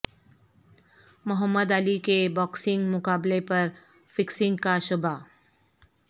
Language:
Urdu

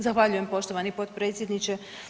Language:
Croatian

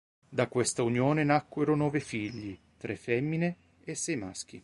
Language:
Italian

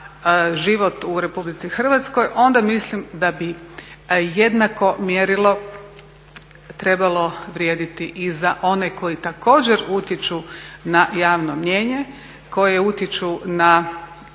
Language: Croatian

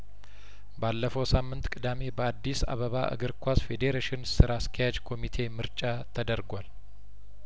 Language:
Amharic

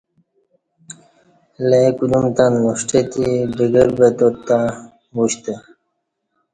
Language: Kati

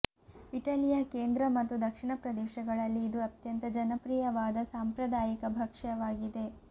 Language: Kannada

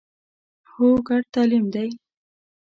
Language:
Pashto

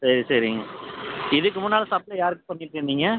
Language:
Tamil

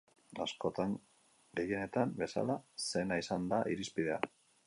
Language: Basque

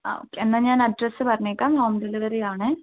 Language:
Malayalam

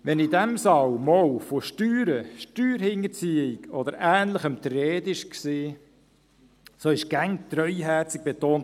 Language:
Swiss German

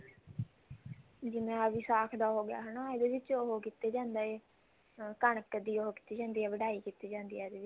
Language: Punjabi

